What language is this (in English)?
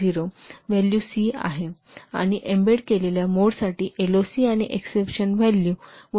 Marathi